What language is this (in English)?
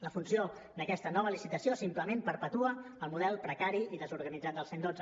Catalan